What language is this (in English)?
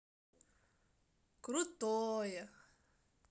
Russian